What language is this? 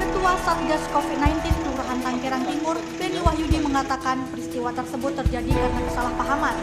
Indonesian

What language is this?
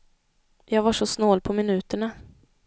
Swedish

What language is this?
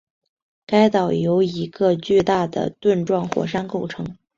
Chinese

